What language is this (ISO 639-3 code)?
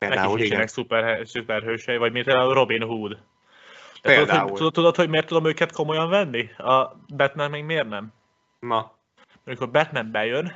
hun